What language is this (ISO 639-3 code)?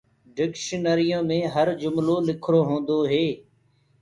ggg